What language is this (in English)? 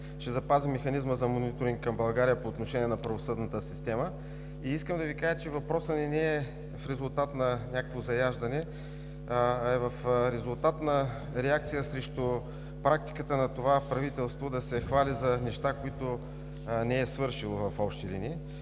Bulgarian